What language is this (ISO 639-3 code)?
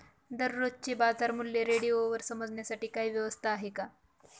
mar